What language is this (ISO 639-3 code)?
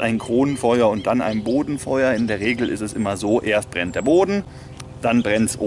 deu